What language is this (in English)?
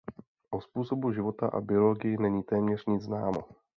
Czech